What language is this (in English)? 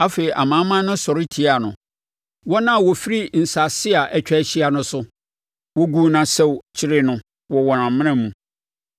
Akan